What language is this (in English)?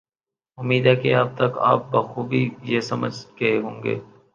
Urdu